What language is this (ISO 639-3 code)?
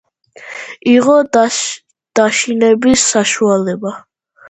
kat